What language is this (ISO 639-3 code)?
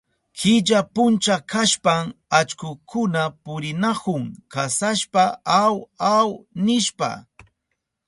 qup